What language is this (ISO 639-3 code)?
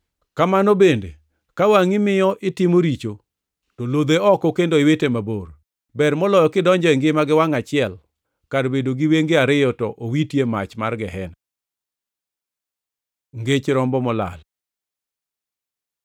luo